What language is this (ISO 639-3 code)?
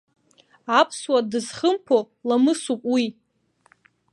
abk